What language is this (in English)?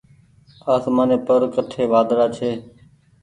Goaria